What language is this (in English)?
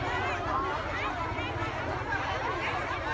Vietnamese